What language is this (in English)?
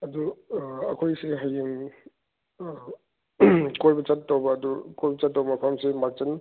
Manipuri